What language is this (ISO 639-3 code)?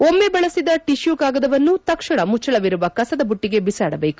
kan